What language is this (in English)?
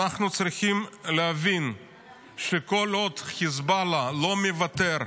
Hebrew